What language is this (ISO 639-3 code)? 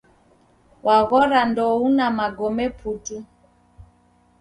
dav